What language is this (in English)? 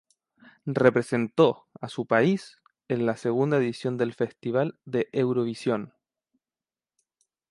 Spanish